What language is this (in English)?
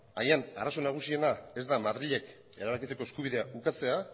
Basque